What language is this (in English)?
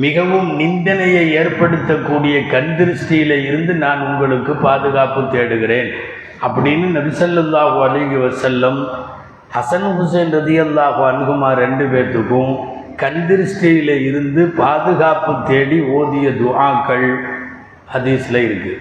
Tamil